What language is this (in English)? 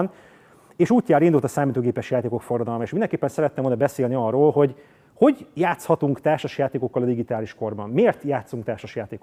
Hungarian